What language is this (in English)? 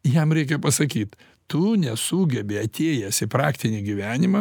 Lithuanian